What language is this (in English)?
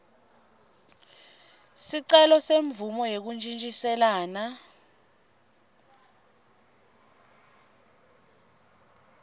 Swati